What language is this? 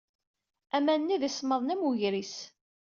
Kabyle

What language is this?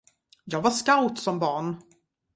Swedish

